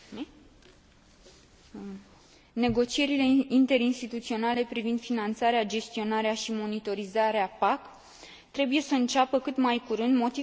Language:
Romanian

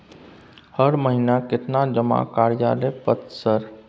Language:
Maithili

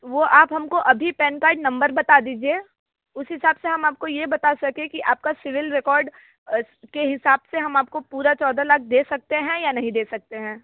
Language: Hindi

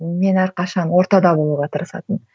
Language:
Kazakh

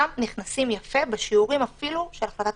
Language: Hebrew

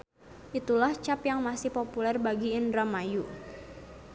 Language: Sundanese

